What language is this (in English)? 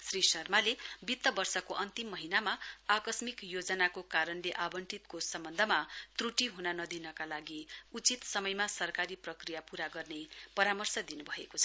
Nepali